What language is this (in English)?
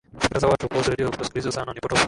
Swahili